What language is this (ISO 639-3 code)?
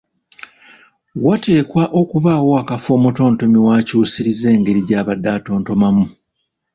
lug